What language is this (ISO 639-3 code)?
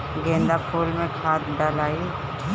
bho